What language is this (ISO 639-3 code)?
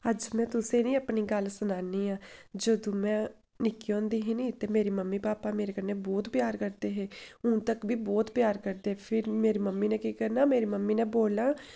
doi